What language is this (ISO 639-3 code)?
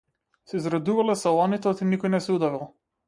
mkd